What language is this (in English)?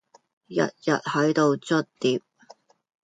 Cantonese